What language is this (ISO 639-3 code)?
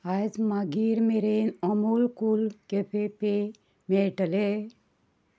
kok